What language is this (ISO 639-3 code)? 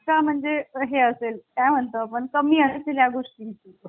mar